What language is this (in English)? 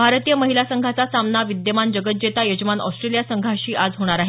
Marathi